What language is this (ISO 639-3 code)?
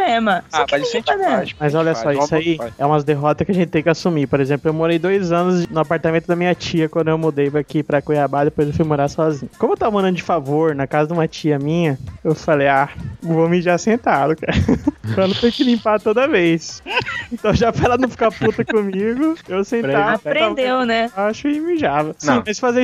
por